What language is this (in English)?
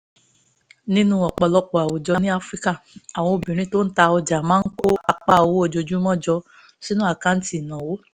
Yoruba